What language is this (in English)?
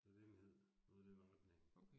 Danish